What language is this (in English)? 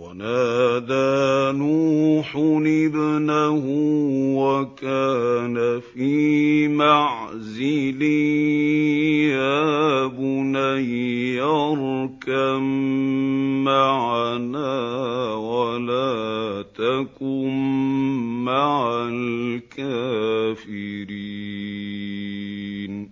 Arabic